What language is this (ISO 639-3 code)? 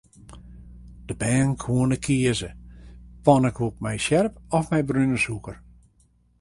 fry